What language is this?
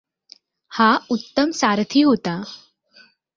Marathi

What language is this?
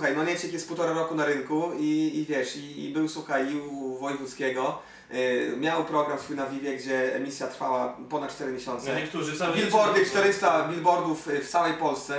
Polish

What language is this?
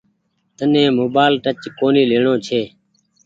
Goaria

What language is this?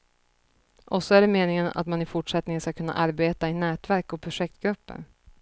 Swedish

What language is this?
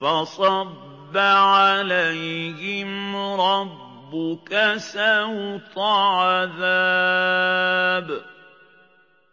Arabic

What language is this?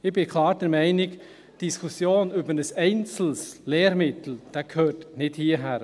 Swiss German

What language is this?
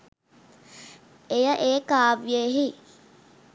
Sinhala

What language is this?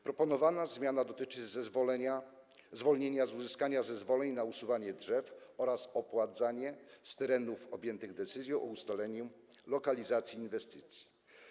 Polish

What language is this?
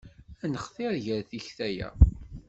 Kabyle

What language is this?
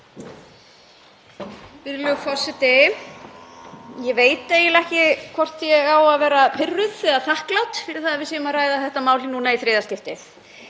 Icelandic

